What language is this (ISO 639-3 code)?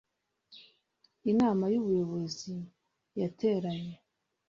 kin